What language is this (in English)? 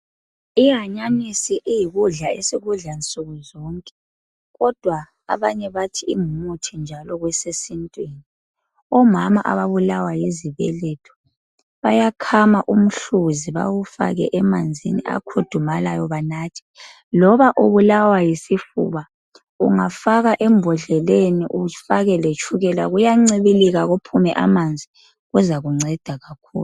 North Ndebele